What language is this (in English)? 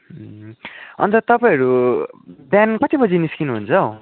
Nepali